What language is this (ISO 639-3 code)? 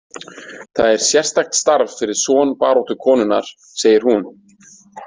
isl